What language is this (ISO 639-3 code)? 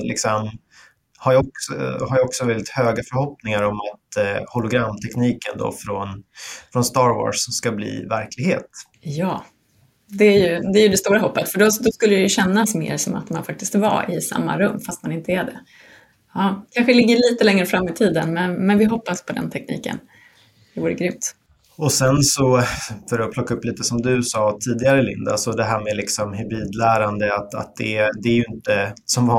swe